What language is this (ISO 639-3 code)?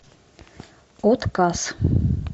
rus